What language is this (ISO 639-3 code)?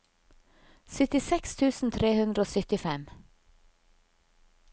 nor